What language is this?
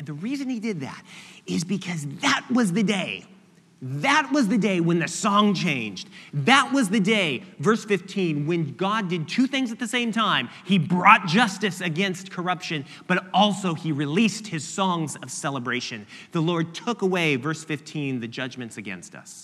English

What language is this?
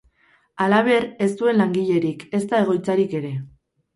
Basque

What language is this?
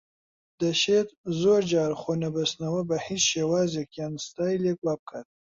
Central Kurdish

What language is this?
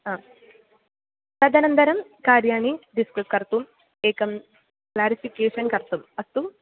Sanskrit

